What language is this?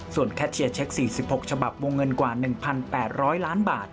Thai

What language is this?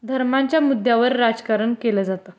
Marathi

